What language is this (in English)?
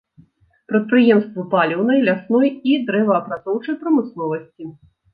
Belarusian